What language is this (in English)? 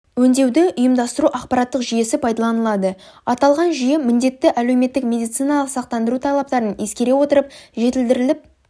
Kazakh